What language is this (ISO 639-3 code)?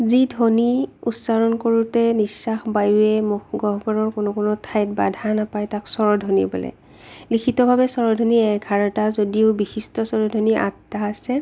asm